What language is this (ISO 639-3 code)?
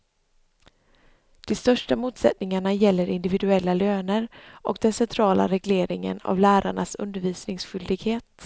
swe